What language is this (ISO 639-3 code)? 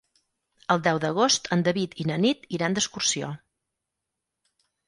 cat